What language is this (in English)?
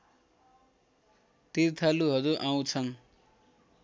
Nepali